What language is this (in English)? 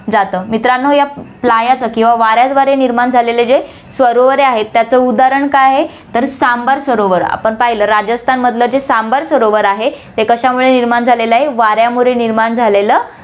Marathi